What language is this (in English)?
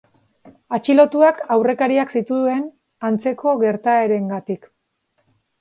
Basque